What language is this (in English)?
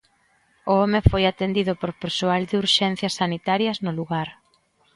Galician